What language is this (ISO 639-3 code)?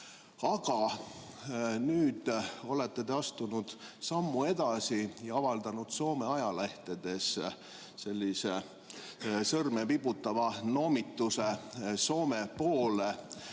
est